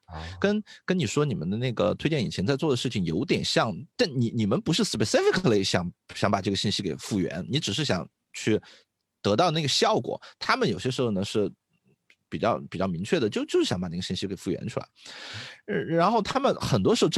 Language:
Chinese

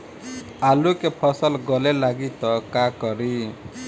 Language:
Bhojpuri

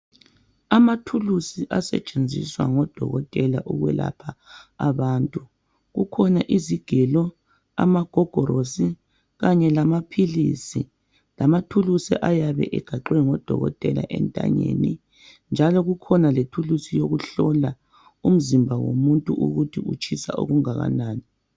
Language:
North Ndebele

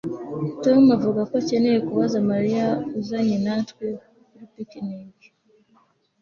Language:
Kinyarwanda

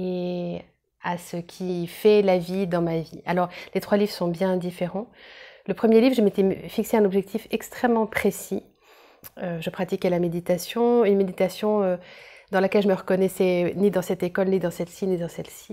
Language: French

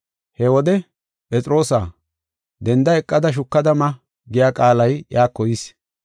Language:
Gofa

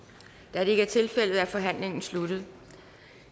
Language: Danish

